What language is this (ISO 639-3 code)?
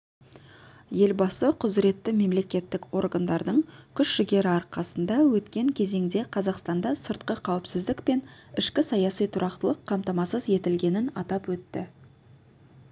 kaz